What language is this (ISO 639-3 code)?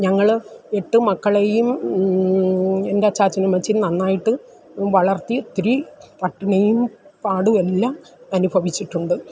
mal